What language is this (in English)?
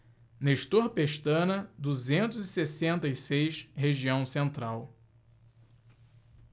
Portuguese